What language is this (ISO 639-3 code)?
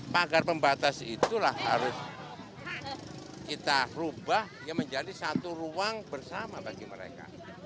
ind